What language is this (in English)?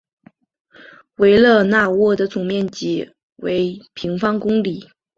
Chinese